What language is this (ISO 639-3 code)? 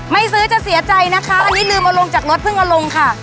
tha